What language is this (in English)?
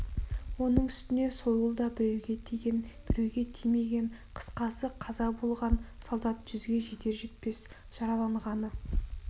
Kazakh